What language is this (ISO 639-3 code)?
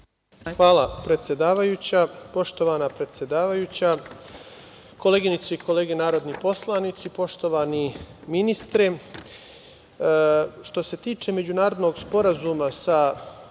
srp